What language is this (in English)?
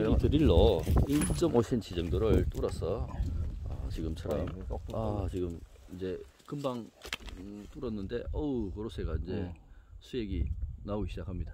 Korean